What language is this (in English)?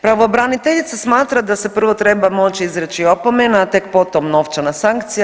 Croatian